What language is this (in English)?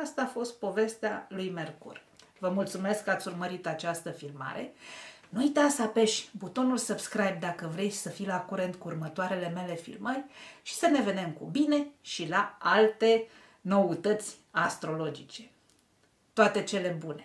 Romanian